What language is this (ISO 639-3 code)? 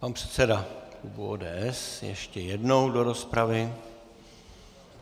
ces